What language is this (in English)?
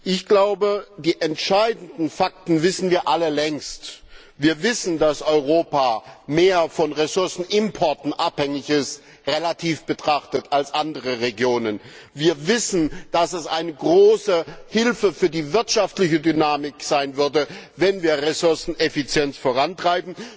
German